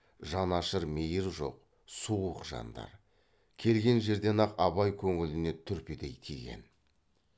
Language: Kazakh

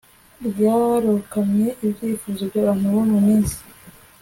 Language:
Kinyarwanda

